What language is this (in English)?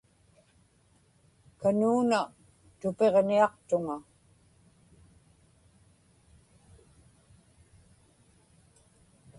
Inupiaq